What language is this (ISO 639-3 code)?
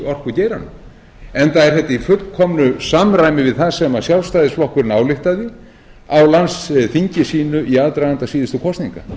isl